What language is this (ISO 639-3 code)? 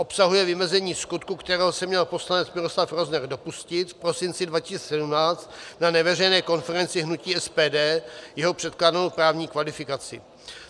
ces